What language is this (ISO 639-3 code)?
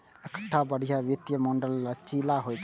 mai